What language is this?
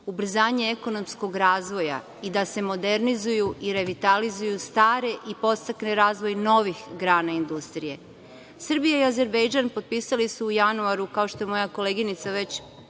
Serbian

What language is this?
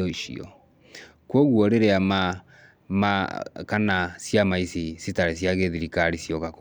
Kikuyu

